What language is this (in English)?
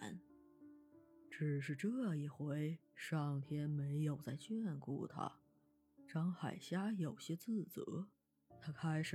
Chinese